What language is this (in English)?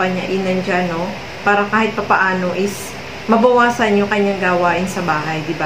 Filipino